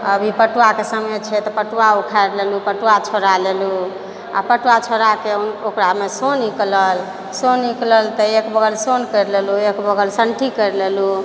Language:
Maithili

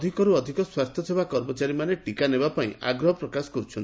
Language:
Odia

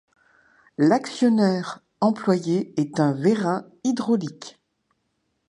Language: French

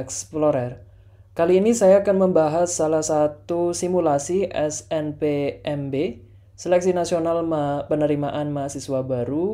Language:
Indonesian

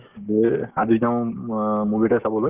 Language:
Assamese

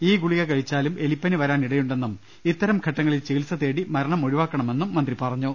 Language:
Malayalam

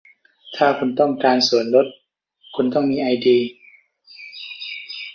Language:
Thai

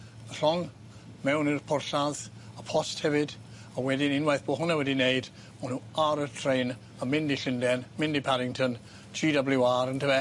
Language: Welsh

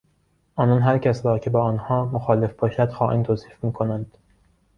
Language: Persian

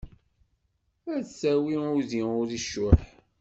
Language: Kabyle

